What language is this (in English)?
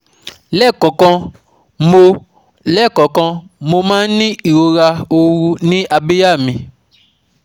Yoruba